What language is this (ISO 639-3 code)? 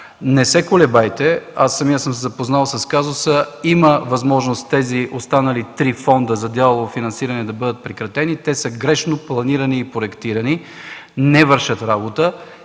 bul